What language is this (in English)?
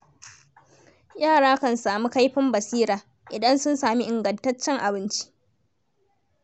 Hausa